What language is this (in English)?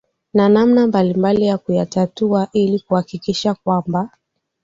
Swahili